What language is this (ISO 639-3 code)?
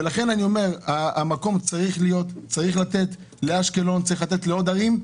heb